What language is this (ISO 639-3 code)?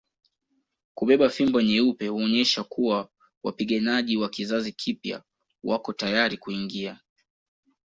swa